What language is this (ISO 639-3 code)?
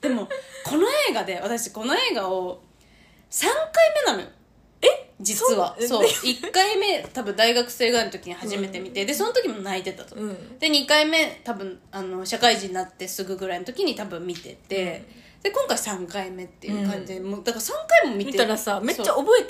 jpn